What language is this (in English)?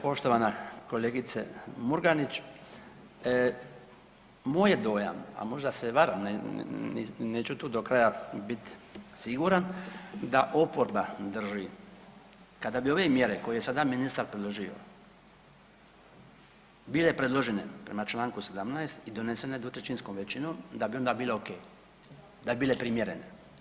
Croatian